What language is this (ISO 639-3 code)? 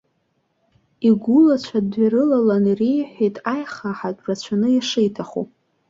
abk